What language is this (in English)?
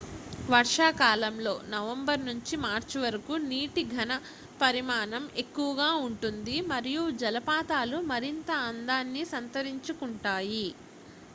Telugu